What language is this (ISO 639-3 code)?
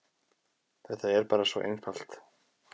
isl